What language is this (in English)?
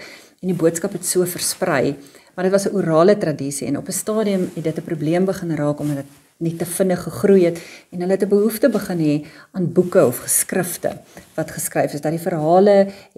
Dutch